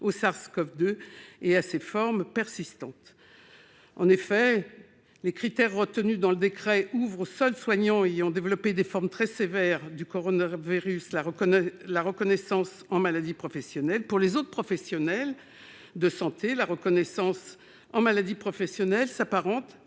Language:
French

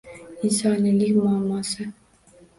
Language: Uzbek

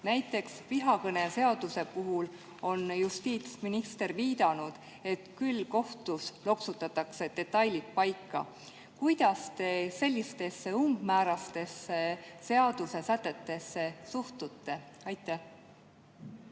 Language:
Estonian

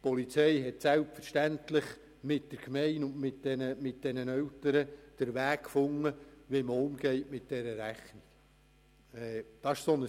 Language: Swiss German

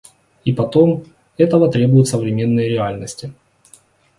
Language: Russian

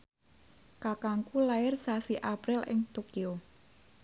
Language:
Javanese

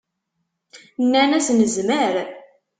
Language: Kabyle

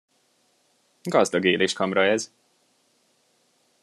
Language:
Hungarian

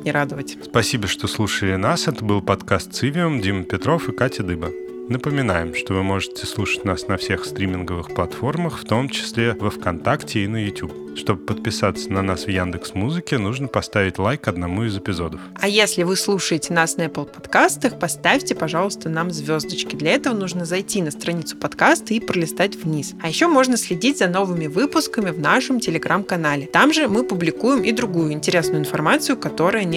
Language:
Russian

